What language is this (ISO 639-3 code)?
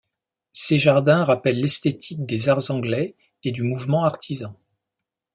fra